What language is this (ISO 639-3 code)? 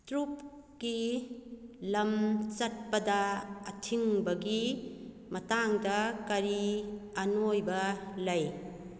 mni